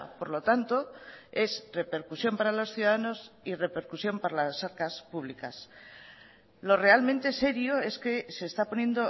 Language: Spanish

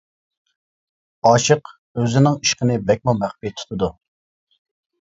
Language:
Uyghur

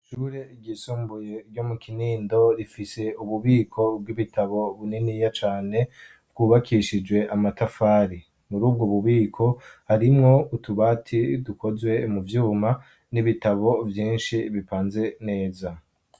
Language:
Rundi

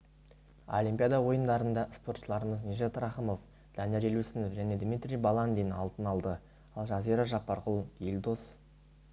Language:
Kazakh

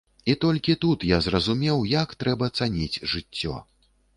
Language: Belarusian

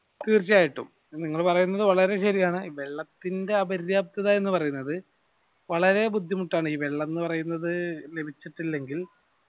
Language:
Malayalam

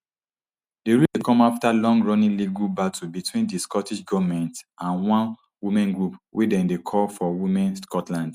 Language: Nigerian Pidgin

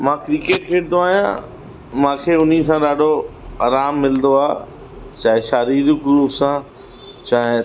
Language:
Sindhi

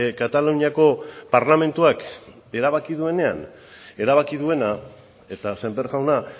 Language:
Basque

